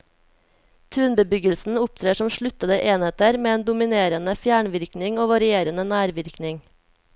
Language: Norwegian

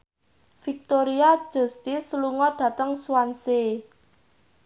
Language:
Javanese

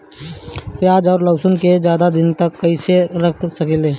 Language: Bhojpuri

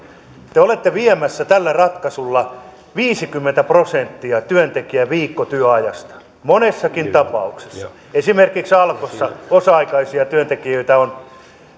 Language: Finnish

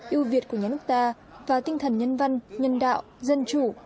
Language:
Vietnamese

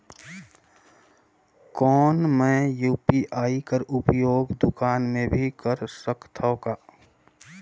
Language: Chhattisgarhi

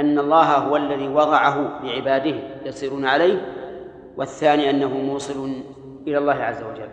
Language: Arabic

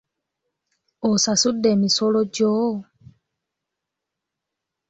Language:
Ganda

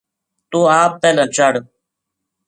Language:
Gujari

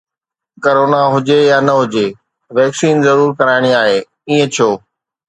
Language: Sindhi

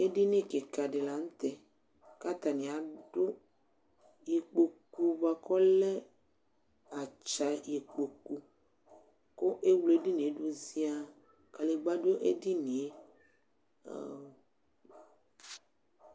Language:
Ikposo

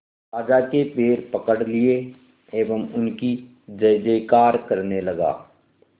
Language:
Hindi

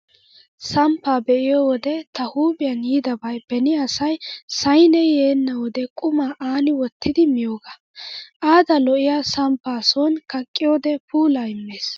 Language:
Wolaytta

